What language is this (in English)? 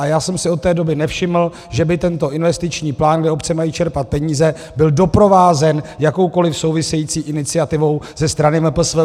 Czech